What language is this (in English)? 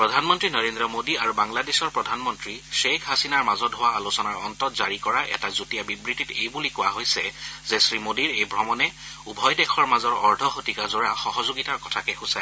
Assamese